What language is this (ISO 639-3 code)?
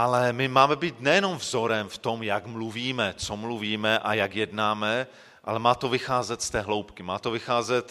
ces